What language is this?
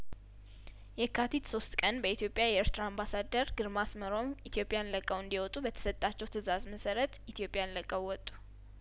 Amharic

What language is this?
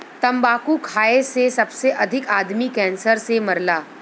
Bhojpuri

